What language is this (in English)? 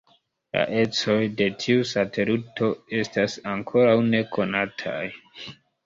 Esperanto